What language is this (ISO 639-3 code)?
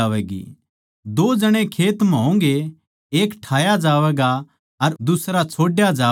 bgc